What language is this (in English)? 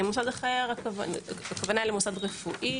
Hebrew